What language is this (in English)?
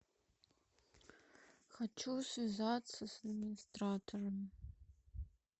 Russian